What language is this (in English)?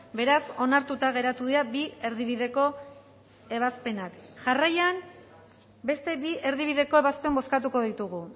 Basque